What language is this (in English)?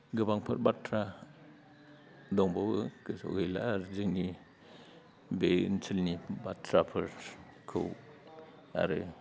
Bodo